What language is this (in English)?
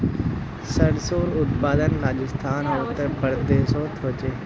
Magahi